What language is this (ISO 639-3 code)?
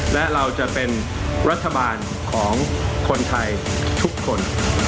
tha